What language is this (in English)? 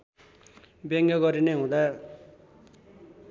Nepali